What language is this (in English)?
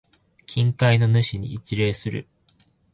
Japanese